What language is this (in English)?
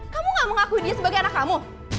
Indonesian